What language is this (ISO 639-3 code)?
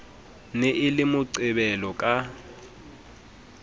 sot